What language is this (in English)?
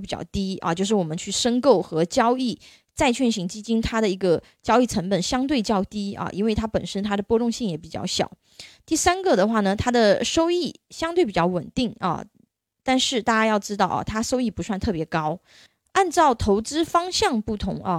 Chinese